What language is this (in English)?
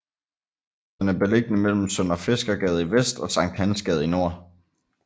Danish